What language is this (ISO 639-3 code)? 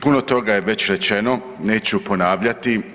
hrv